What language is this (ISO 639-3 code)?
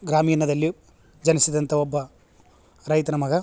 kan